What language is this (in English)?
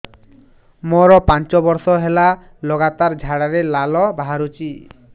Odia